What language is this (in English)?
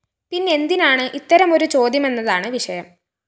Malayalam